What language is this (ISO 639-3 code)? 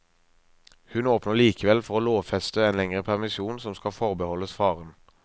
nor